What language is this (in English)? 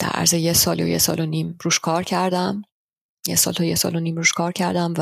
Persian